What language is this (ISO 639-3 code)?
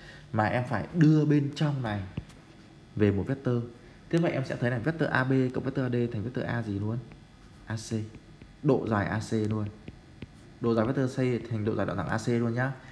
vie